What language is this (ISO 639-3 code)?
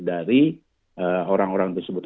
ind